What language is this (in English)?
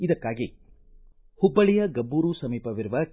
Kannada